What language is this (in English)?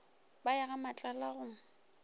Northern Sotho